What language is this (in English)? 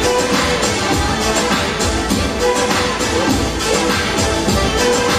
Vietnamese